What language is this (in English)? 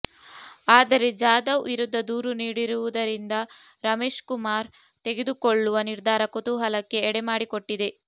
Kannada